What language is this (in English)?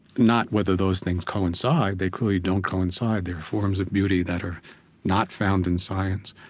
English